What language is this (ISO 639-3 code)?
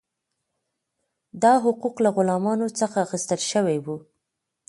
pus